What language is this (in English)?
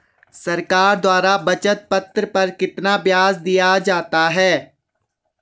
Hindi